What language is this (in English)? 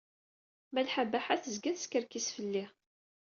Kabyle